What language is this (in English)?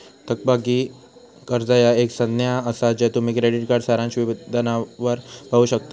Marathi